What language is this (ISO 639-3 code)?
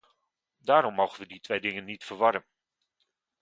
nld